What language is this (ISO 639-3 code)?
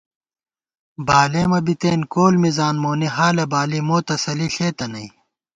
gwt